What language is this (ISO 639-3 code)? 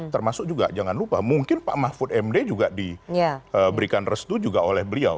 ind